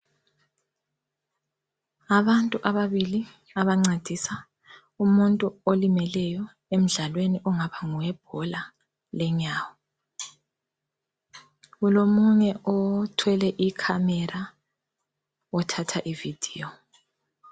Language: North Ndebele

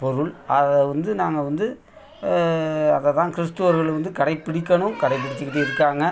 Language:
Tamil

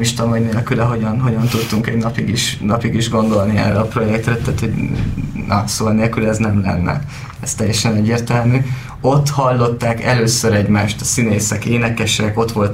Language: Hungarian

